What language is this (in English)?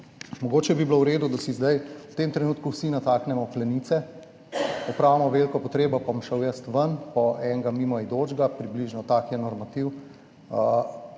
Slovenian